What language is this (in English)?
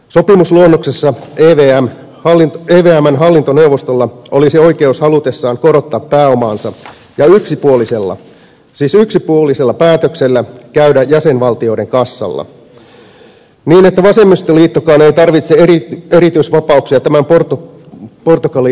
Finnish